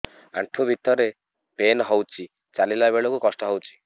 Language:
Odia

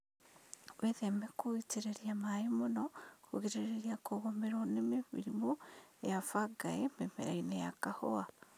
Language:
Kikuyu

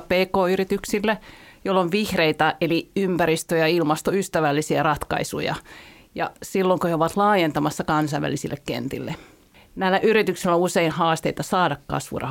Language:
Finnish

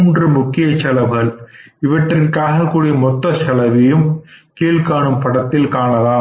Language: Tamil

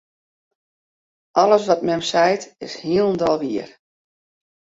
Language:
Western Frisian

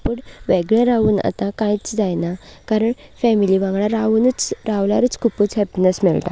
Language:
Konkani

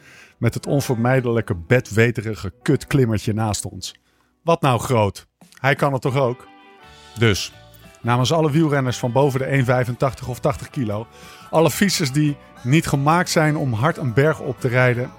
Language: Dutch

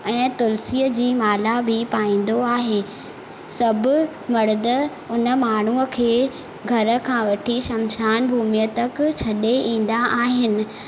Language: Sindhi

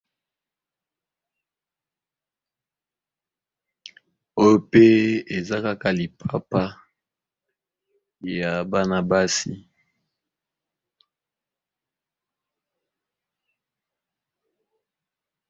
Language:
Lingala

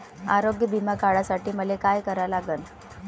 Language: Marathi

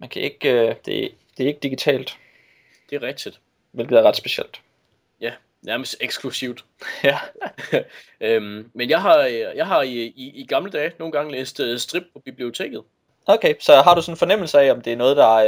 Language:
Danish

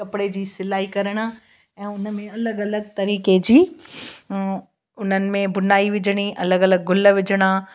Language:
Sindhi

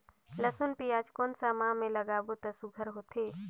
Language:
Chhattisgarhi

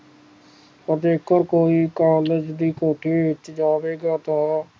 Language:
Punjabi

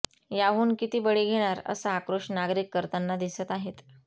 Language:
Marathi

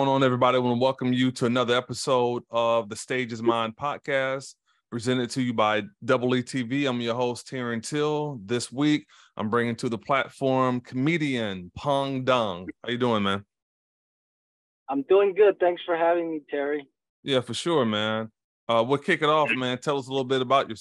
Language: English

